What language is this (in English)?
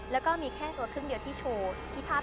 Thai